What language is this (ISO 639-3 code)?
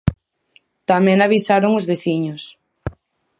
glg